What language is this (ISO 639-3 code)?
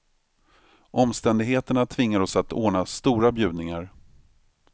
swe